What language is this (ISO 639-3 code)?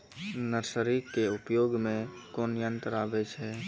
mai